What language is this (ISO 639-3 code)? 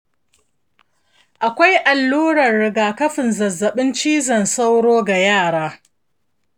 hau